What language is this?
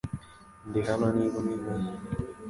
Kinyarwanda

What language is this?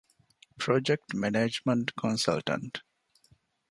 Divehi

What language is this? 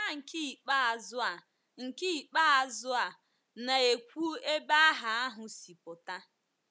Igbo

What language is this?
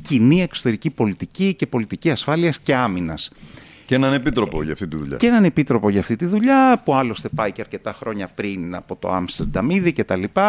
Greek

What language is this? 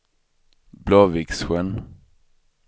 Swedish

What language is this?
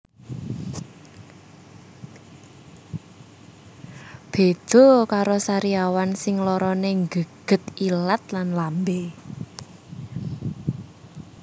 Javanese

